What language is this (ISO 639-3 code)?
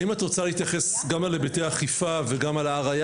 heb